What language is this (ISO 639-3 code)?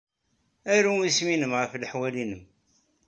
kab